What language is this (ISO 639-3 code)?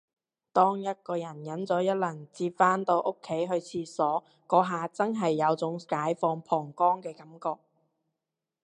yue